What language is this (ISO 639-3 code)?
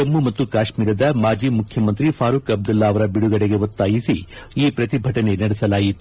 kan